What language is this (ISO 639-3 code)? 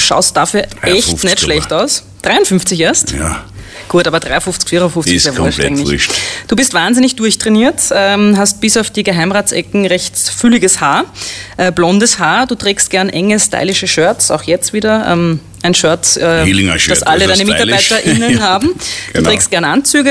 deu